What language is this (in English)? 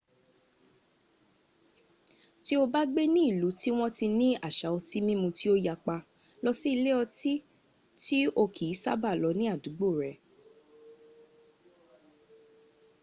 Yoruba